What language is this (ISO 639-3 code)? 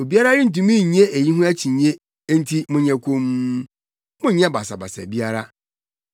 aka